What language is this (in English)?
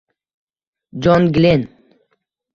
Uzbek